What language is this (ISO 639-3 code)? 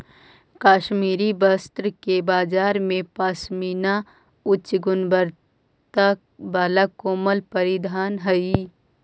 mag